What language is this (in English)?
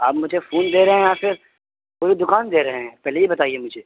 Urdu